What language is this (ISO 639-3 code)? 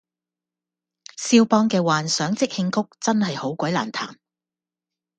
yue